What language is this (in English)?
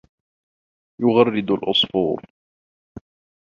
Arabic